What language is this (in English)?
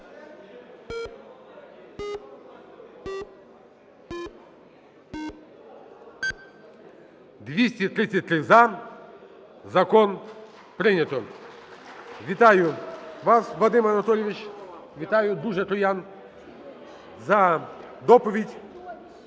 Ukrainian